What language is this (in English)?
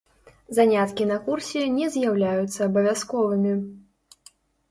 Belarusian